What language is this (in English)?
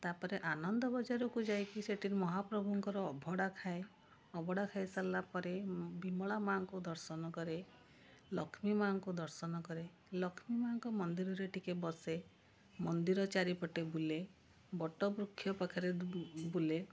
Odia